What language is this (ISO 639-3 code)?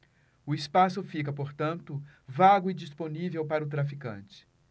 por